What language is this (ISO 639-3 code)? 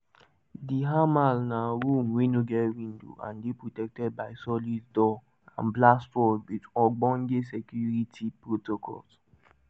pcm